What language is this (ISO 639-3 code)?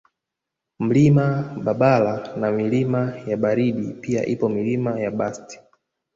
swa